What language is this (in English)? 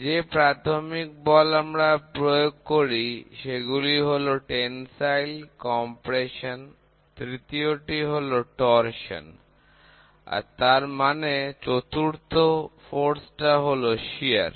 Bangla